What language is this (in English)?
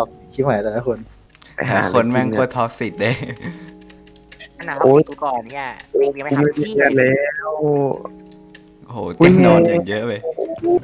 Thai